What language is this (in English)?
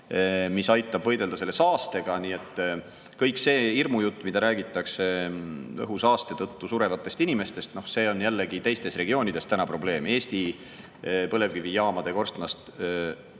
Estonian